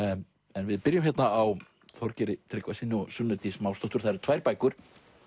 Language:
Icelandic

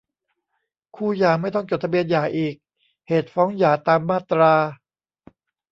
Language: Thai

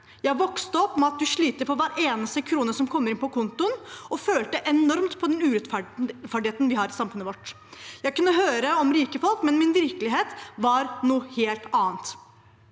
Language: Norwegian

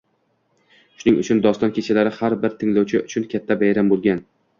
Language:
Uzbek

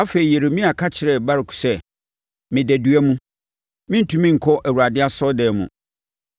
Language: Akan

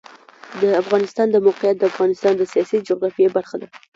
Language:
Pashto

